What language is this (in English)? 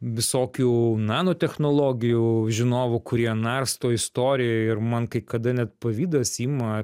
Lithuanian